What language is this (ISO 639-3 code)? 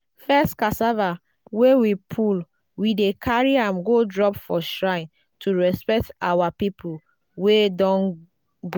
pcm